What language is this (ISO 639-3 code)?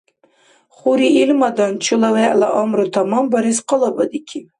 dar